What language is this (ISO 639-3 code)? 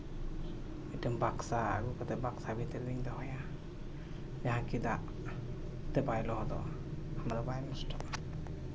sat